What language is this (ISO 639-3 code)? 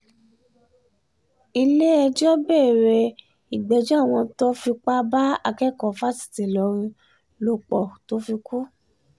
yor